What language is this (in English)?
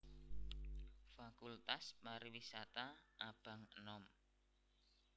Javanese